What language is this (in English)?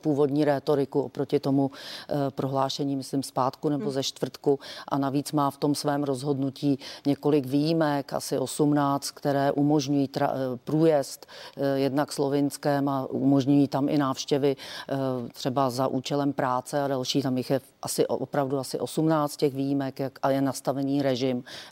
Czech